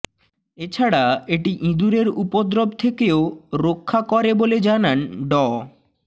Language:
Bangla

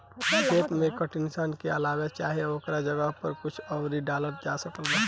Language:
Bhojpuri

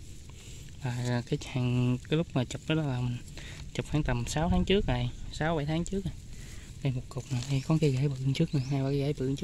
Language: Vietnamese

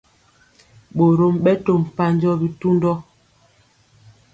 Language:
Mpiemo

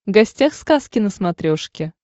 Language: Russian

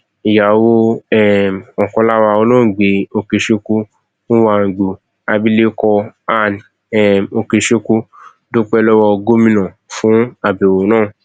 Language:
Yoruba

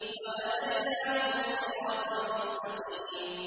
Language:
Arabic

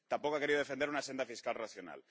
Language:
Spanish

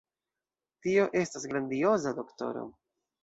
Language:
Esperanto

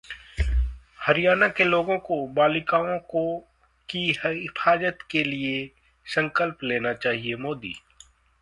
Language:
Hindi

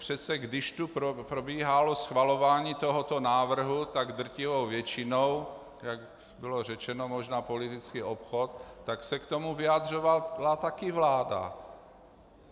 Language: Czech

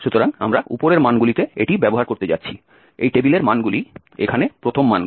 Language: Bangla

